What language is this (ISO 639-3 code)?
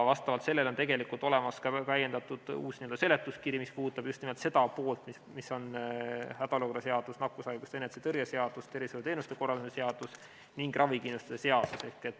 est